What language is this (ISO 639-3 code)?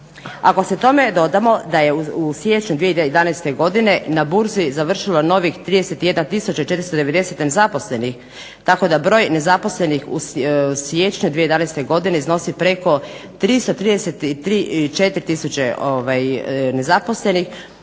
hrv